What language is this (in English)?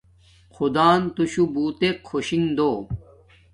Domaaki